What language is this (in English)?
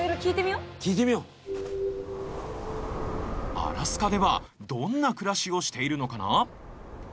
Japanese